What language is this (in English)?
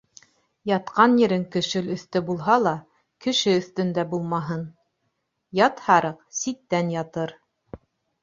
Bashkir